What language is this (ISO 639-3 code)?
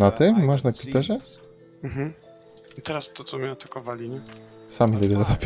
pol